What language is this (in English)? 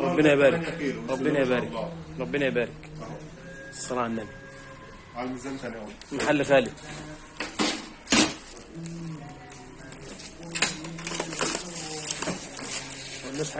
Arabic